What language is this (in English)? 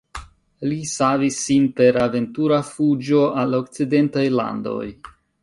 Esperanto